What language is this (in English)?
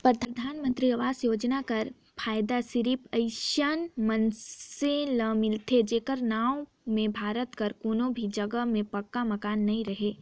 Chhattisgarhi